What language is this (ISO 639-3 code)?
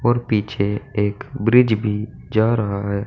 hin